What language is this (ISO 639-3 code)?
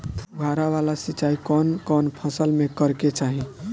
bho